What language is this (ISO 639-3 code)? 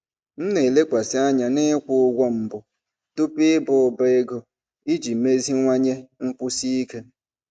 ibo